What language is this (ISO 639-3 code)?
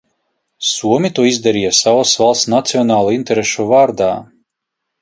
lav